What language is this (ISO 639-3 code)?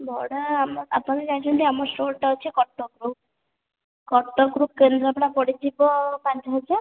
ori